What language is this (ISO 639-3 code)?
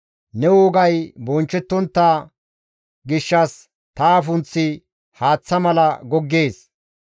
gmv